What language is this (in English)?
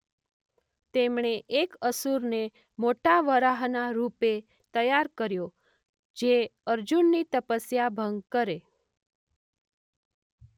Gujarati